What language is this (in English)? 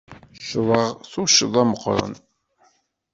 Kabyle